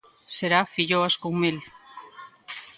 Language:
Galician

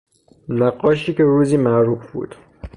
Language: Persian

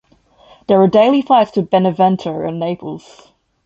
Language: English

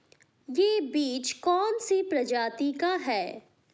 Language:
Hindi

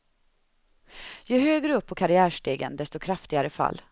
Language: Swedish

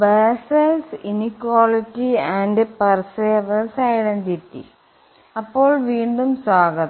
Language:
Malayalam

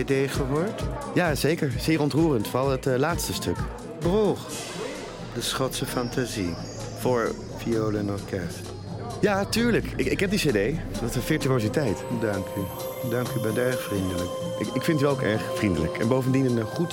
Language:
Dutch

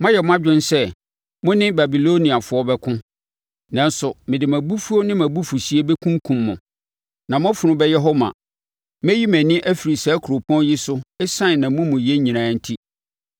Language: Akan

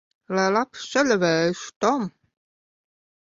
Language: Latvian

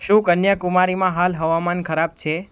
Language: Gujarati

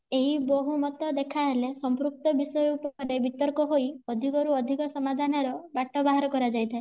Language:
Odia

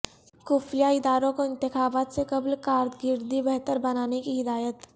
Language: Urdu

